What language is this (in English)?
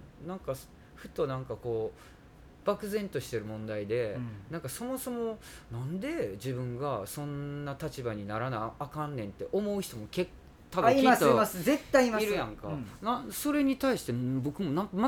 Japanese